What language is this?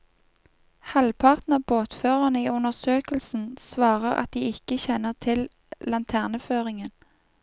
Norwegian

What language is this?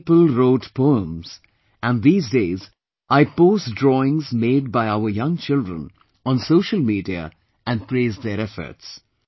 English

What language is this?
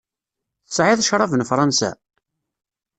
Kabyle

